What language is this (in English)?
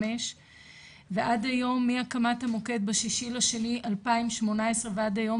Hebrew